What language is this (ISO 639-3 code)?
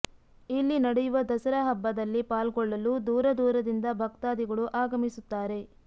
kan